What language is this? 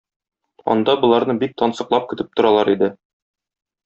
Tatar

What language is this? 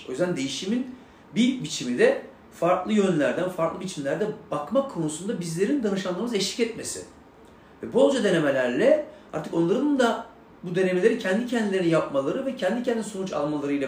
Turkish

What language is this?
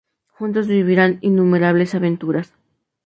Spanish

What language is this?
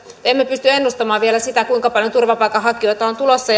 Finnish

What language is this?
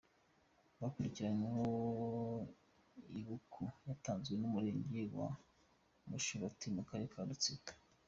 Kinyarwanda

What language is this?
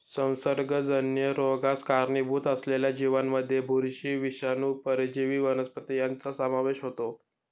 Marathi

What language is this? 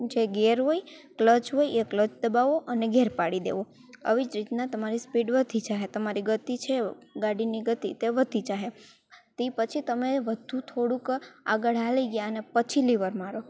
Gujarati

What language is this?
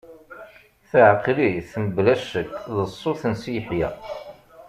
Kabyle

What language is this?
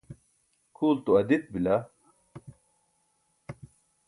Burushaski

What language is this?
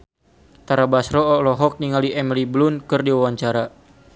Sundanese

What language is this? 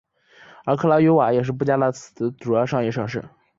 Chinese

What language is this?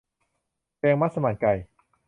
Thai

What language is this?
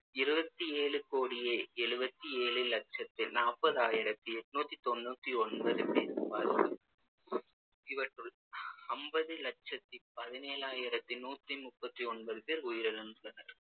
Tamil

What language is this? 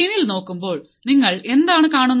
Malayalam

